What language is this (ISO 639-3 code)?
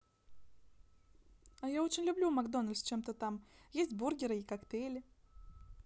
rus